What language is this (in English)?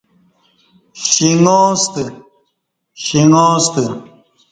Kati